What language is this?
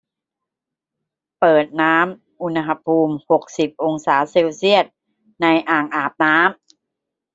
Thai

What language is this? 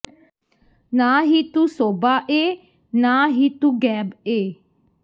Punjabi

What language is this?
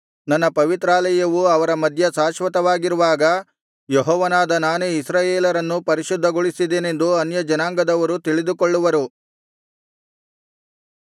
Kannada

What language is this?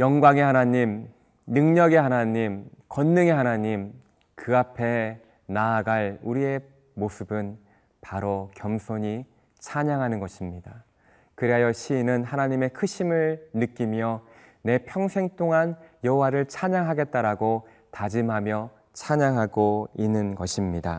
Korean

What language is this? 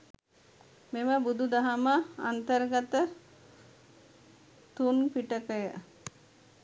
Sinhala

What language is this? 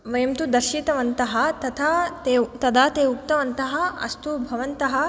Sanskrit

